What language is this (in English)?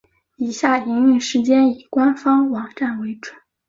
Chinese